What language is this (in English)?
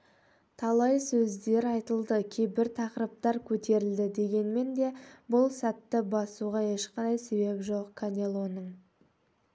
Kazakh